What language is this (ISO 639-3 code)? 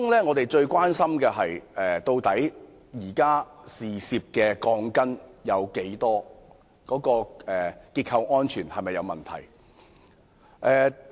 yue